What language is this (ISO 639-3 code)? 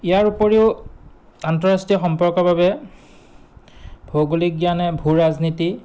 asm